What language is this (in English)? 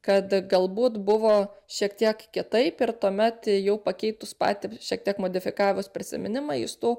Lithuanian